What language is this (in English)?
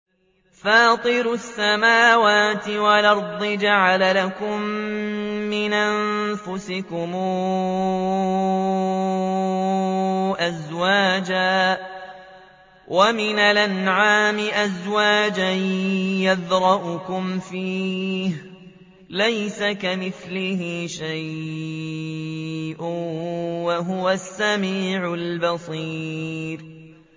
Arabic